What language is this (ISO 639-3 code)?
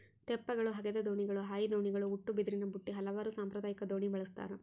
kan